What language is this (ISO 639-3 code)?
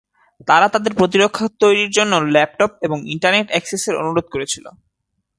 ben